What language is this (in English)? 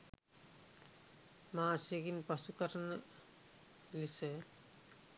Sinhala